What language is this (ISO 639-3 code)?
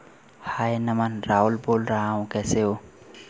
hin